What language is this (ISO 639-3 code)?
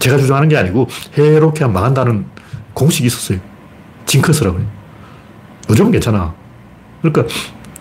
kor